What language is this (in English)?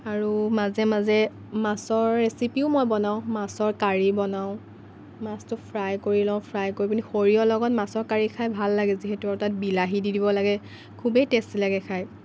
Assamese